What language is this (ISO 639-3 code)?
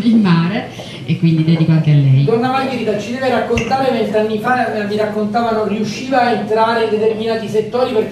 ita